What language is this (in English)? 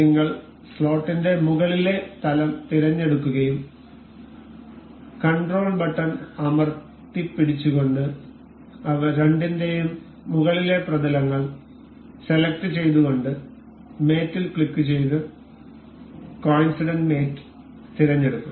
Malayalam